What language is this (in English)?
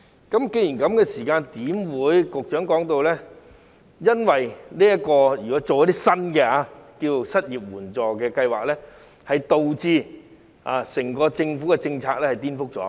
Cantonese